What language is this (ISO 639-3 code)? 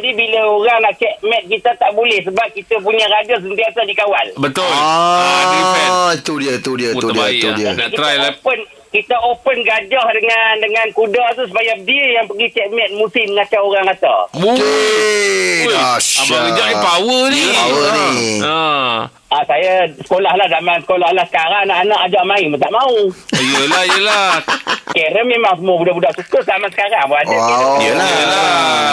msa